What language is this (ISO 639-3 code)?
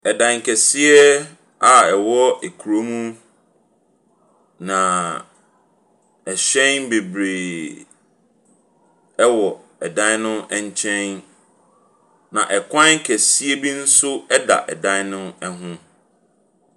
aka